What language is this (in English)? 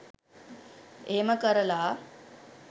Sinhala